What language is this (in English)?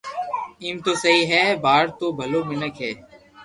Loarki